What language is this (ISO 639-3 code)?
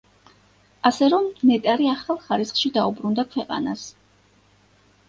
kat